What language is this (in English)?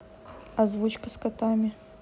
Russian